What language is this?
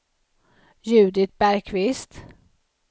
Swedish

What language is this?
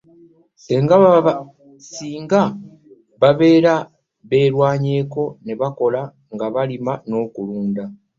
Ganda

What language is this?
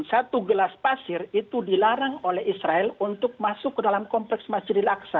Indonesian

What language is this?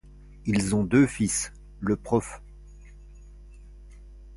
French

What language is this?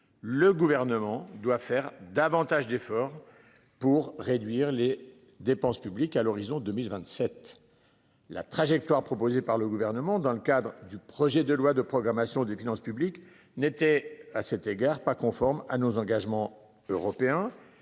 French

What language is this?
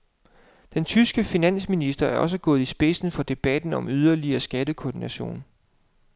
Danish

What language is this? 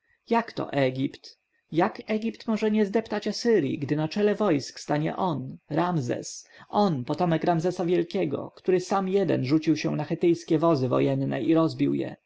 Polish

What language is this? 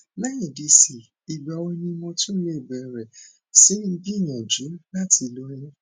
Yoruba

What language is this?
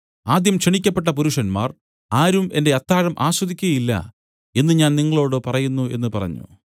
Malayalam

